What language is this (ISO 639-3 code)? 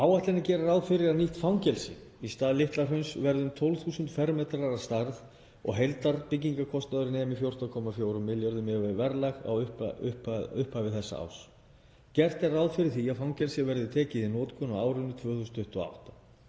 isl